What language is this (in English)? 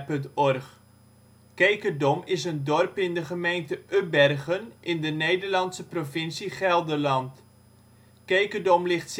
Dutch